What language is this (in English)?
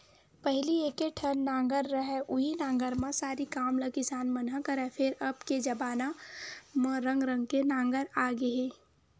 Chhattisgarhi